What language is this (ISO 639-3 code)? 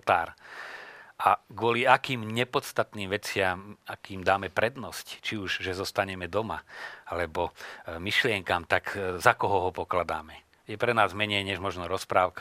slk